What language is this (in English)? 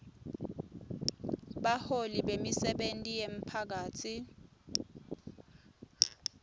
Swati